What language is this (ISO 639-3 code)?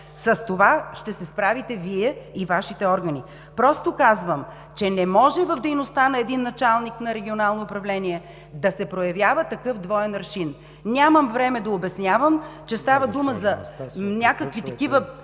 bul